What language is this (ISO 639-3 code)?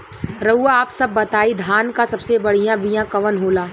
bho